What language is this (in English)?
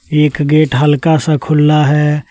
Hindi